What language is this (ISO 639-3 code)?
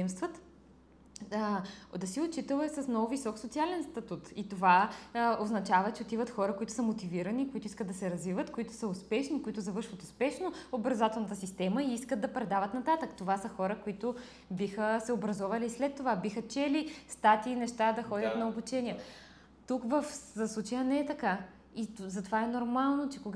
bul